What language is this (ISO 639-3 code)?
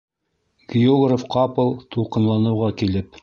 bak